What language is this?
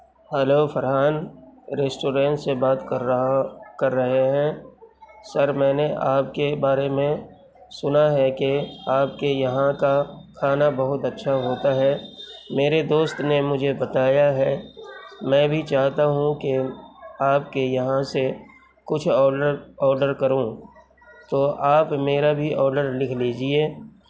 Urdu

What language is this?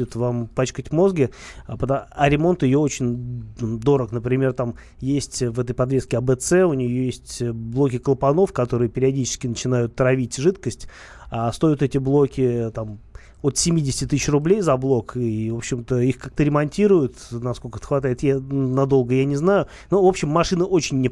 Russian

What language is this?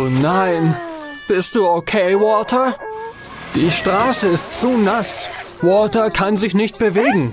German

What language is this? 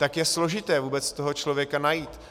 Czech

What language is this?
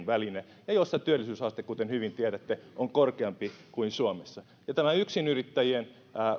Finnish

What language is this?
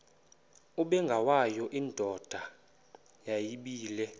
Xhosa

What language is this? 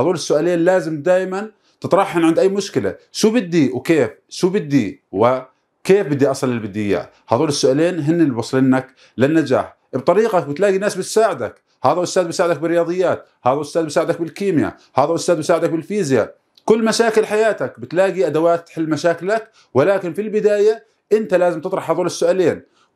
Arabic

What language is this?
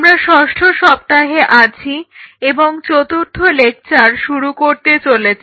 Bangla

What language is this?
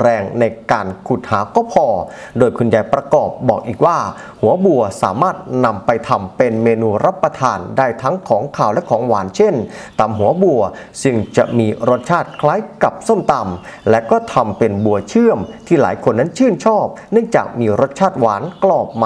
Thai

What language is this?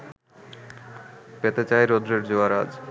Bangla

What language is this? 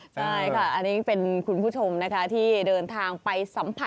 Thai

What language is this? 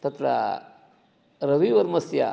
Sanskrit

